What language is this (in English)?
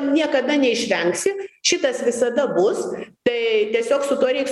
Lithuanian